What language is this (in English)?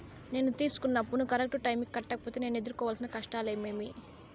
Telugu